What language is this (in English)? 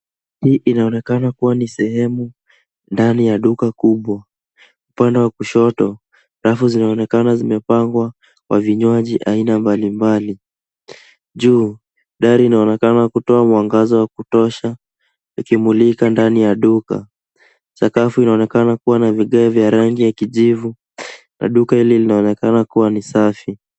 Swahili